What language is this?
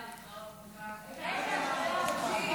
Hebrew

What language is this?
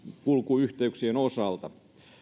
Finnish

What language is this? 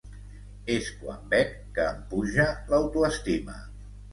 Catalan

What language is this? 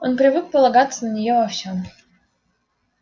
Russian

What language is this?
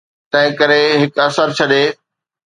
Sindhi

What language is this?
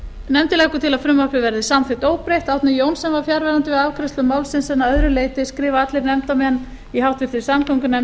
Icelandic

